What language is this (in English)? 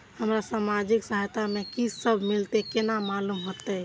Maithili